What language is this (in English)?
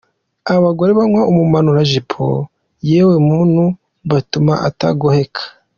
Kinyarwanda